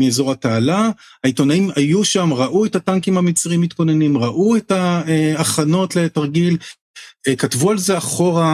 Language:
Hebrew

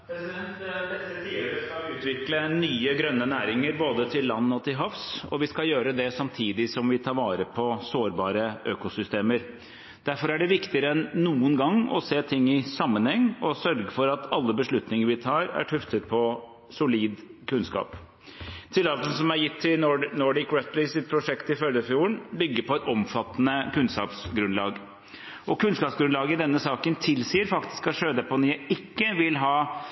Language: Norwegian Bokmål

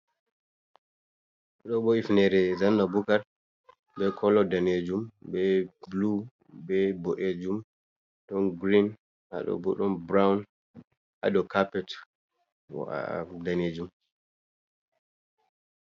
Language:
Fula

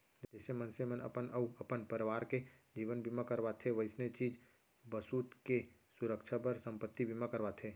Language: Chhattisgarhi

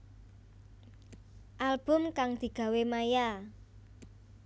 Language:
Javanese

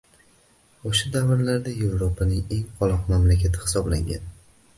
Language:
Uzbek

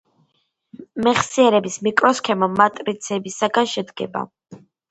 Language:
Georgian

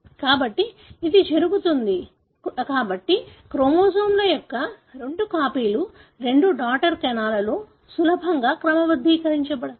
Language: Telugu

